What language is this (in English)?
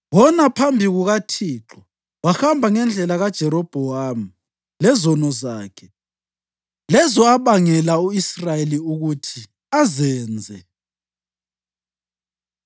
North Ndebele